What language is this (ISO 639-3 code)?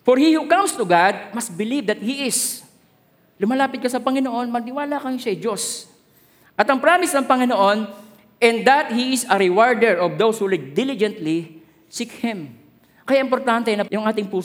fil